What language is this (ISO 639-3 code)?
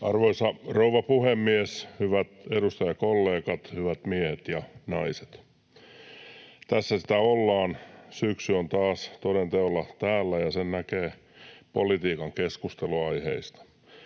fin